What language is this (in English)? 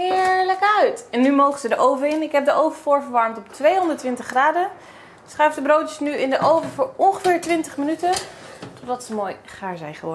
Dutch